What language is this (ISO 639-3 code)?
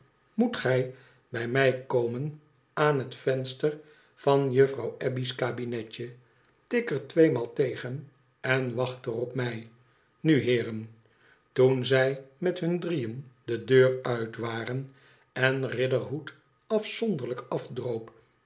nld